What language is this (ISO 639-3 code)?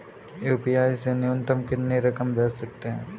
hin